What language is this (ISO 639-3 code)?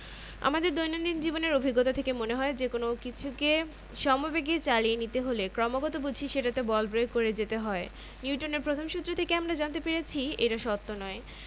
ben